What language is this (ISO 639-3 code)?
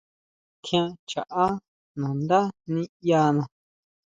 mau